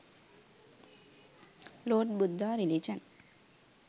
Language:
Sinhala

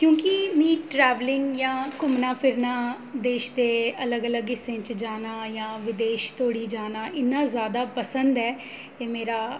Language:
Dogri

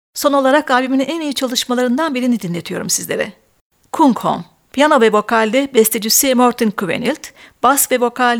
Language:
Turkish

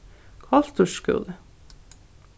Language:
Faroese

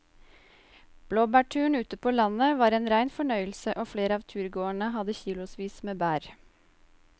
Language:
Norwegian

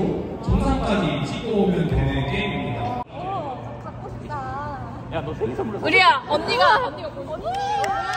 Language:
Korean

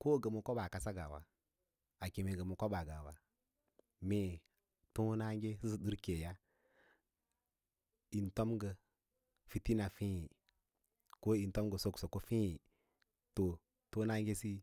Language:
Lala-Roba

